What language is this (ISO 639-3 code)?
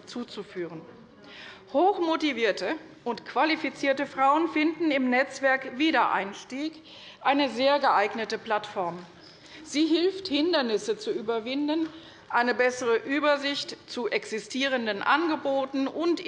deu